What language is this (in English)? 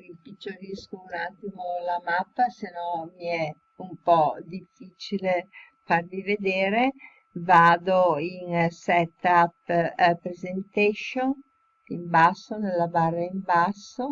Italian